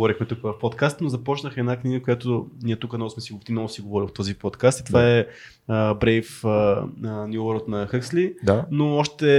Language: Bulgarian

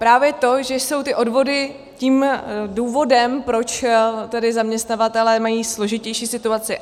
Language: Czech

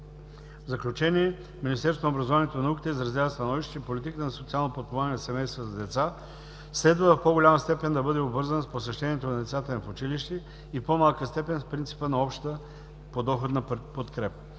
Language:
Bulgarian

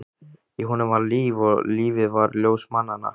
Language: Icelandic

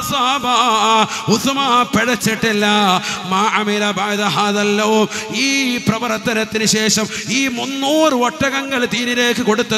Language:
Arabic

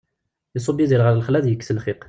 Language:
Kabyle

